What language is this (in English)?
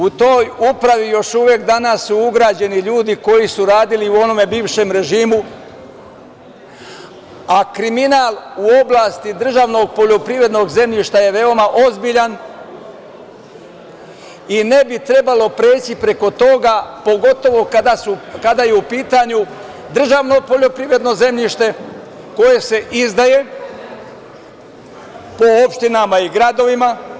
Serbian